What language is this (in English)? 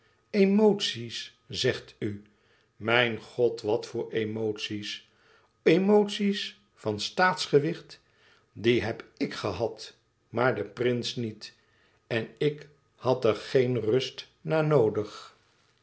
Dutch